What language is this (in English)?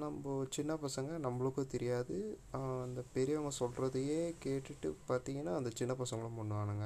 Tamil